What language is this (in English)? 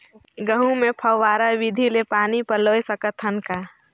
Chhattisgarhi